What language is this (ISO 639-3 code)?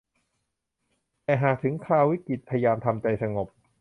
tha